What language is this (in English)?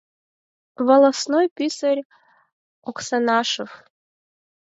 Mari